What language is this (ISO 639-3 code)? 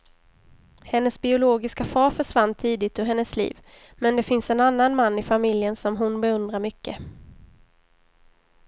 swe